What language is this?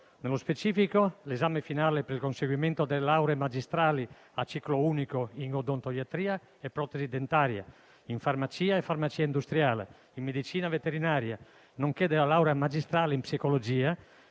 Italian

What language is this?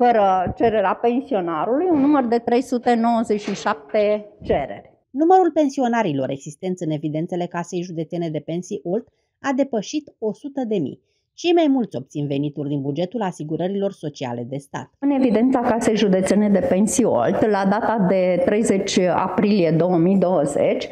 Romanian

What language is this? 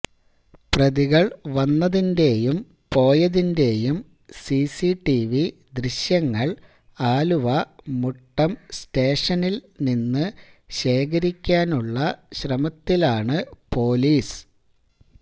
Malayalam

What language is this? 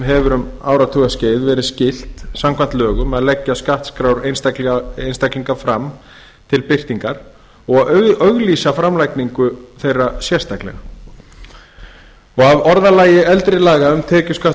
Icelandic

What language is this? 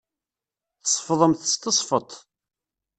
Kabyle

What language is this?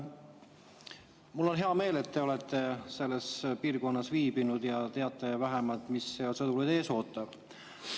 Estonian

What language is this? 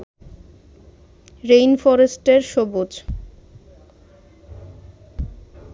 Bangla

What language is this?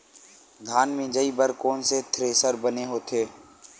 Chhattisgarhi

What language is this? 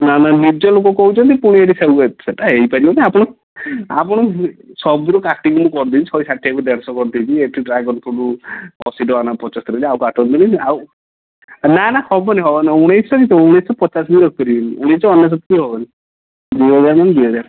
Odia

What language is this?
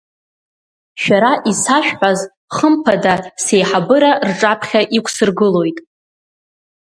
Abkhazian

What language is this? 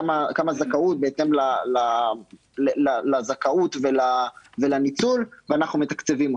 Hebrew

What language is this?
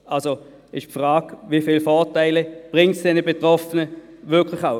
Swiss German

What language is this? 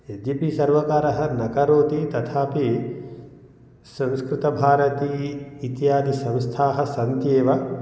Sanskrit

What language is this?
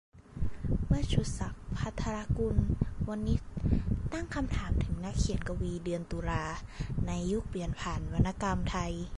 Thai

